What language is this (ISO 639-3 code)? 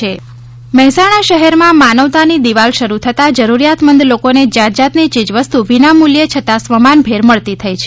guj